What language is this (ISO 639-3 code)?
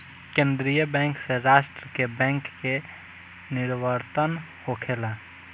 bho